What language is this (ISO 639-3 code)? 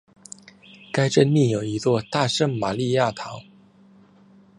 zho